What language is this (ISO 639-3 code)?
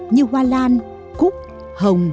vie